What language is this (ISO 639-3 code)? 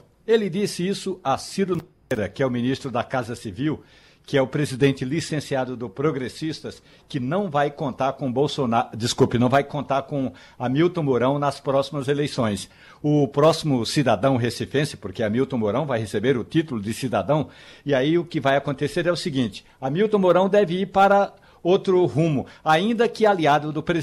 por